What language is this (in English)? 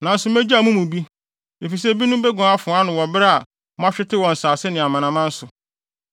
Akan